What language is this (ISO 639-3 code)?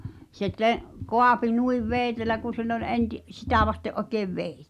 fin